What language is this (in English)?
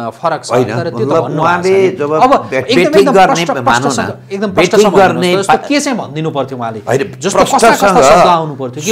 Indonesian